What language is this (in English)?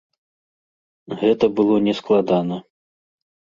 Belarusian